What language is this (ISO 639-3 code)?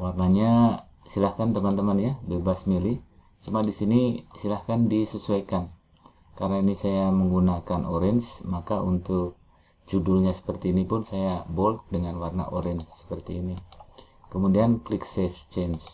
ind